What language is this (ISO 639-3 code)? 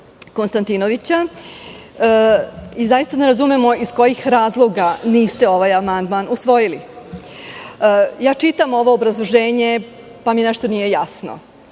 srp